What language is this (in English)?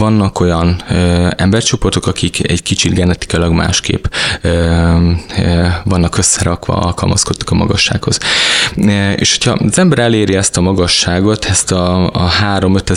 Hungarian